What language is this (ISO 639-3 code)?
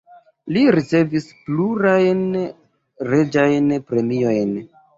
epo